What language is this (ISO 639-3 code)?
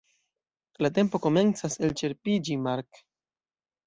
epo